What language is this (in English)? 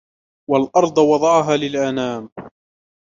Arabic